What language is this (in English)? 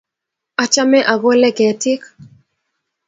Kalenjin